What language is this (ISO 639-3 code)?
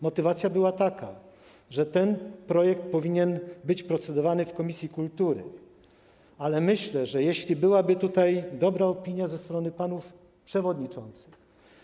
pol